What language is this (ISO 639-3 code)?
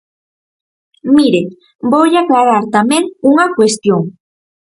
glg